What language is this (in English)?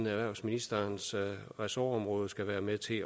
Danish